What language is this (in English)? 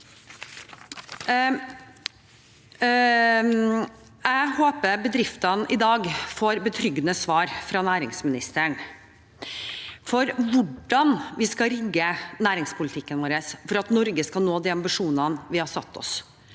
Norwegian